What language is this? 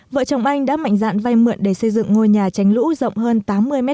Vietnamese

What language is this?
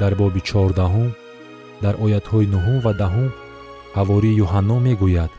Persian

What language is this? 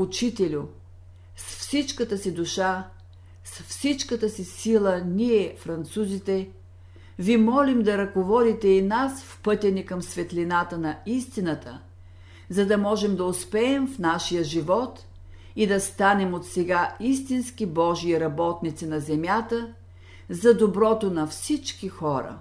Bulgarian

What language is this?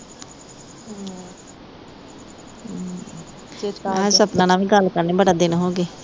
Punjabi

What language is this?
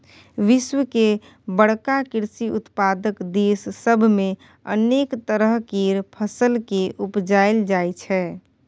Maithili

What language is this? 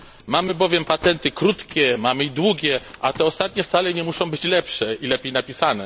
Polish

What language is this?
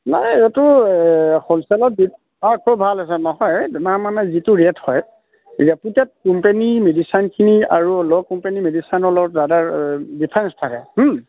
Assamese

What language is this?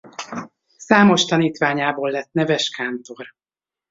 Hungarian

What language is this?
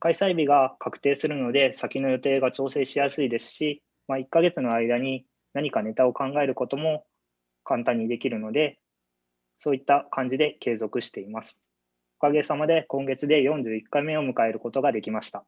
Japanese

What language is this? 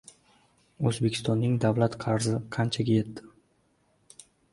Uzbek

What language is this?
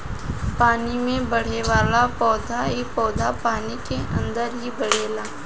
Bhojpuri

